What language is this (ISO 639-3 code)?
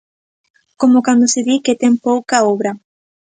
glg